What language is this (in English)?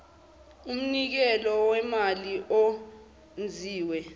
Zulu